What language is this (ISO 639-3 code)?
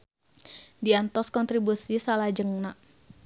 sun